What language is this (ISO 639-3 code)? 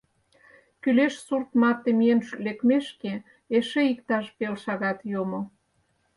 chm